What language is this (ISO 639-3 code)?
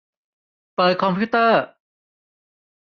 tha